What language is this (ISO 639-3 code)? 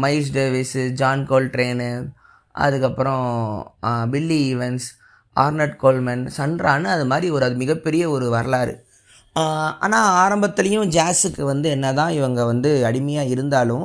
tam